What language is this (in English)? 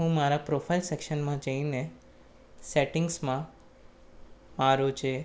Gujarati